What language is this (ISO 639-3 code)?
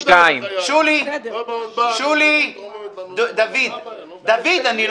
heb